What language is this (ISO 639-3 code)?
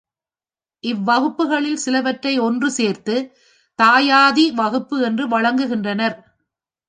tam